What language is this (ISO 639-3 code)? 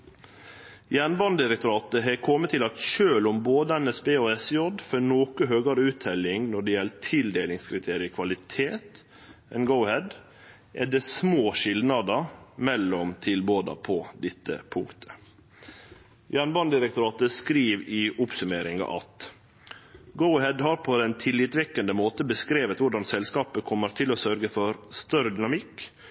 nno